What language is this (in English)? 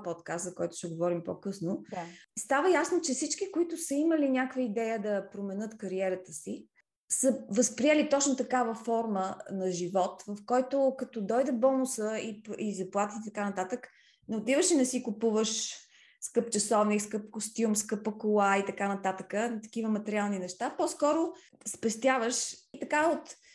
Bulgarian